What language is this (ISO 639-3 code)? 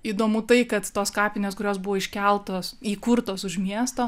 lit